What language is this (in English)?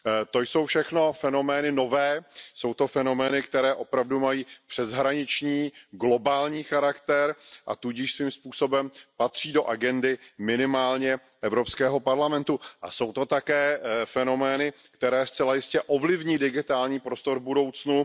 Czech